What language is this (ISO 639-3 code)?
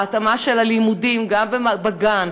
heb